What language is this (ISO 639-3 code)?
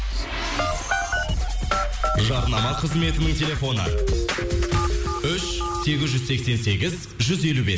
kaz